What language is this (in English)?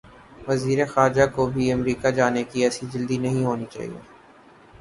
Urdu